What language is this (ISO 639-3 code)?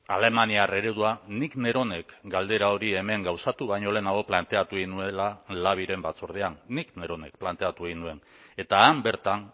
eus